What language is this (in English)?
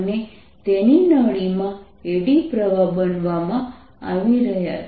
Gujarati